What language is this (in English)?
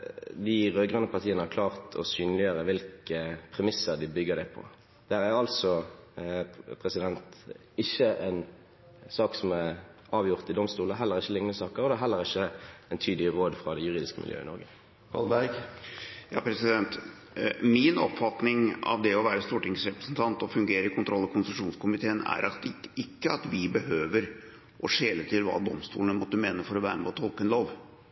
Norwegian Bokmål